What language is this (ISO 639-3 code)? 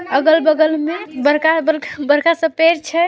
mag